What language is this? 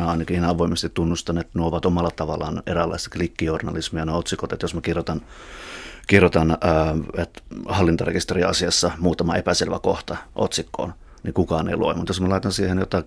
Finnish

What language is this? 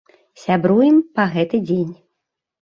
Belarusian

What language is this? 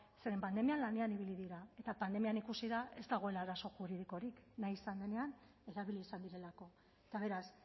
Basque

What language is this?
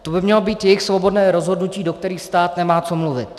Czech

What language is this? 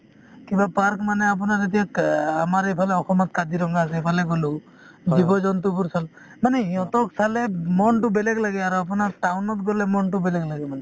Assamese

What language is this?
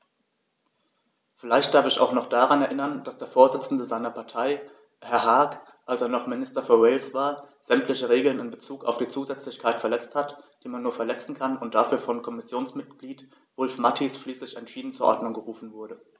German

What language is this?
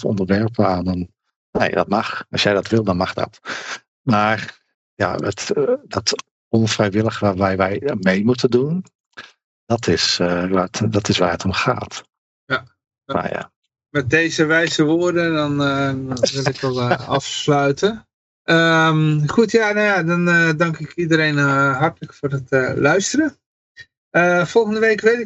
Dutch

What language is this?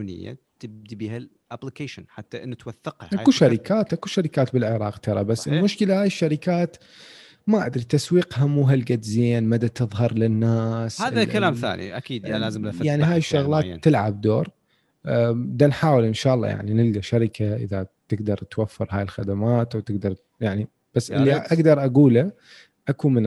Arabic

